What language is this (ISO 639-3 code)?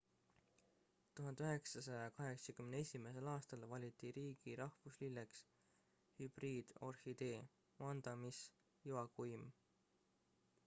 est